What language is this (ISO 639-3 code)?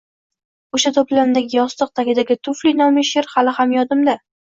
uzb